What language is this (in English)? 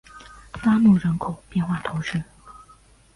Chinese